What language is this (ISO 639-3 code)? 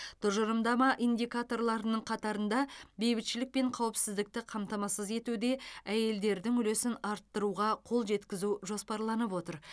kaz